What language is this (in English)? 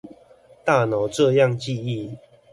Chinese